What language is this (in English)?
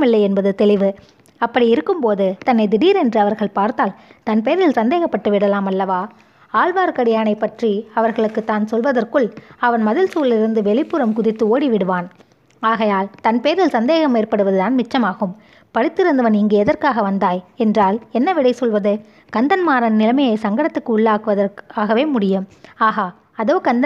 Tamil